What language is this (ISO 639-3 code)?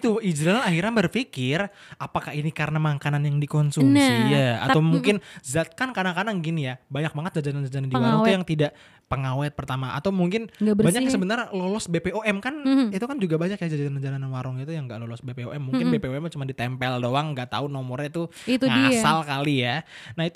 ind